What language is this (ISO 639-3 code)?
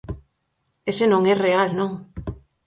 glg